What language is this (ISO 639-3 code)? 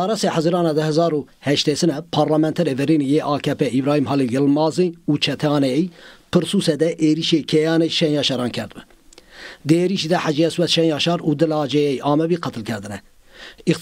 tur